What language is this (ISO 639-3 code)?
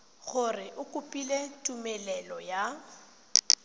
tsn